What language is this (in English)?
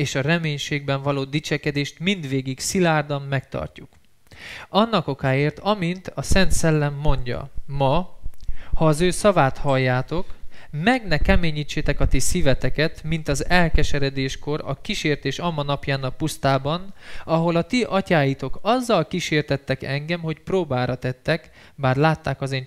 Hungarian